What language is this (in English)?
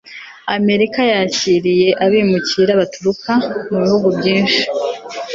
Kinyarwanda